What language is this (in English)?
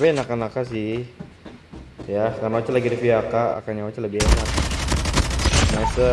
Indonesian